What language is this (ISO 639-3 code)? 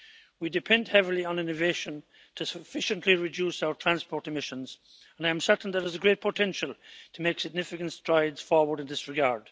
eng